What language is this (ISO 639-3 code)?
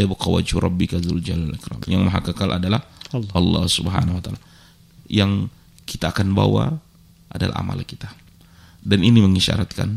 ind